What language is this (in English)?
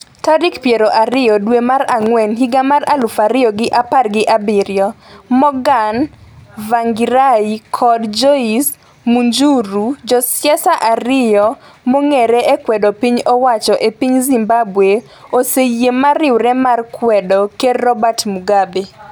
Luo (Kenya and Tanzania)